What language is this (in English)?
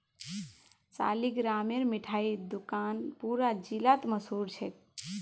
Magahi